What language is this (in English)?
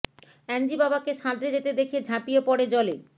Bangla